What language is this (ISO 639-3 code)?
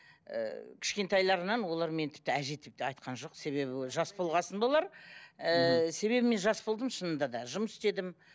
kaz